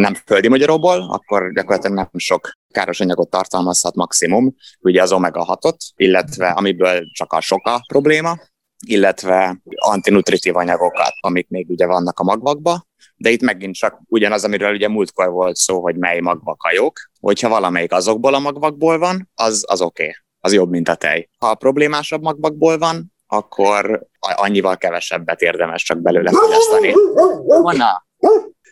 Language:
Hungarian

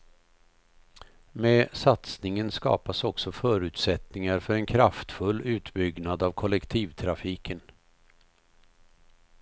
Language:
Swedish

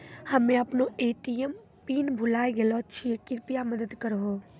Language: Maithili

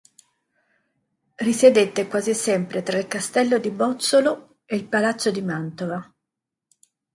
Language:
Italian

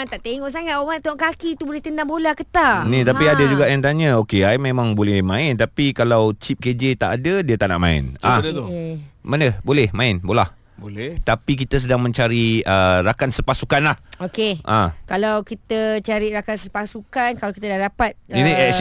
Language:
Malay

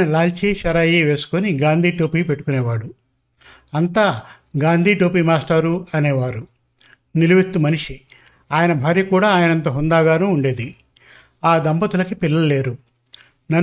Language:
Telugu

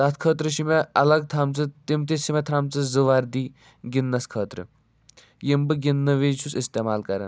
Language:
Kashmiri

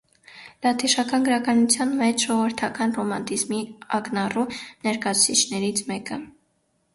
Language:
Armenian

